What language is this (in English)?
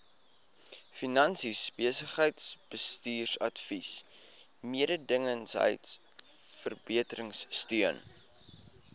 Afrikaans